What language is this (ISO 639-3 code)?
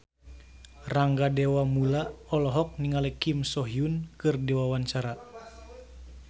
sun